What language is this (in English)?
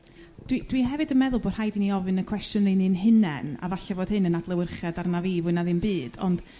Welsh